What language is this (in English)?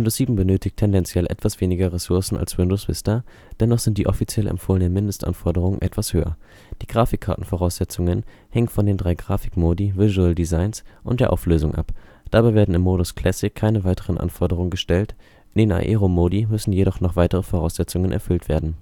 German